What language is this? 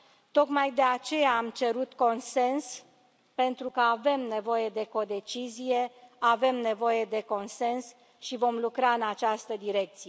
Romanian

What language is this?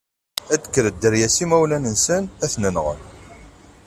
Kabyle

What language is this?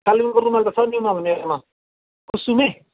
Nepali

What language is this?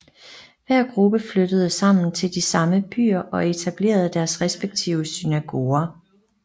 Danish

